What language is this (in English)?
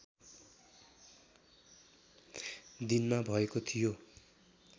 Nepali